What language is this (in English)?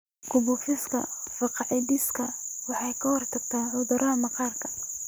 Somali